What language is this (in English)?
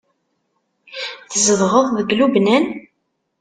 Kabyle